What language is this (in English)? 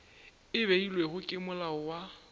Northern Sotho